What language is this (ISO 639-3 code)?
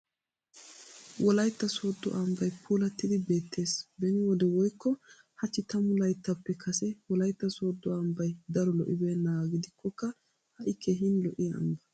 wal